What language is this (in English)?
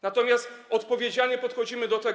Polish